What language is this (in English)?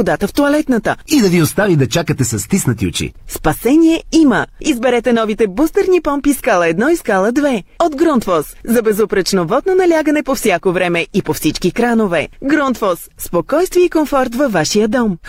Bulgarian